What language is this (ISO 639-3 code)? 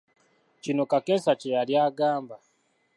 lug